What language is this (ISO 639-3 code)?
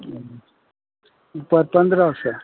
mai